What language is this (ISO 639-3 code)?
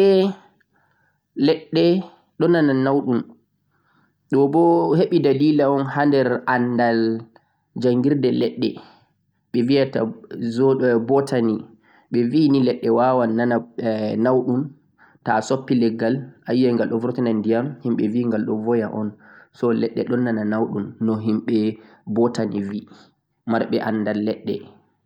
fuq